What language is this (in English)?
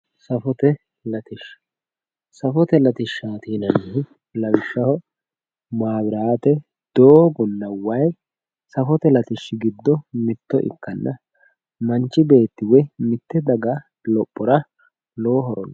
Sidamo